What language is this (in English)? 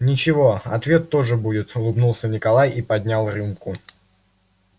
Russian